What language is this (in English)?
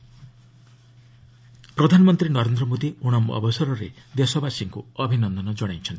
Odia